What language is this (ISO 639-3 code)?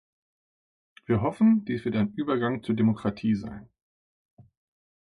deu